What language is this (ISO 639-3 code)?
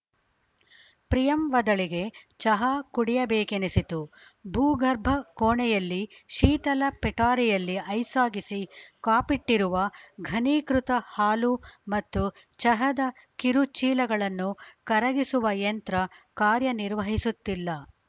kan